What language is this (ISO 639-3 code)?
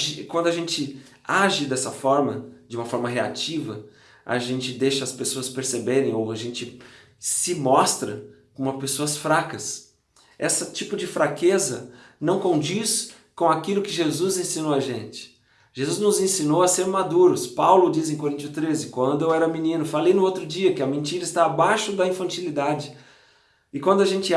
por